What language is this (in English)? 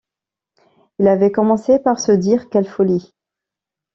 French